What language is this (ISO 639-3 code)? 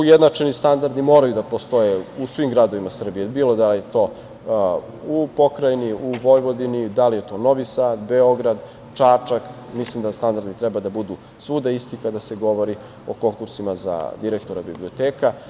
srp